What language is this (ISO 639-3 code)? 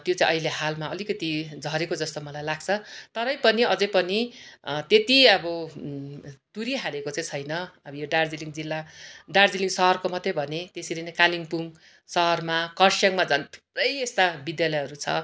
nep